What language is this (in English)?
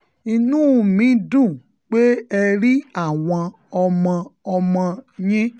Yoruba